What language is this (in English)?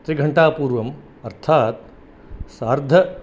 Sanskrit